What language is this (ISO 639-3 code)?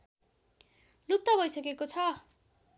nep